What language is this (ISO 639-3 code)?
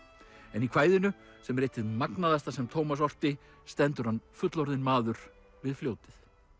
isl